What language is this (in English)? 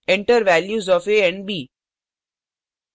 Hindi